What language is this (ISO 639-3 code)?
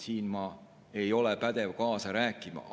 est